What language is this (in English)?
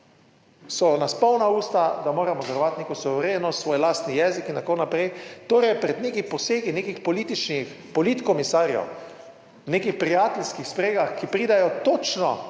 Slovenian